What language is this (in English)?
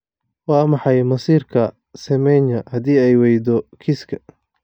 Somali